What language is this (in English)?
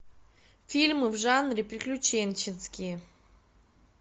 Russian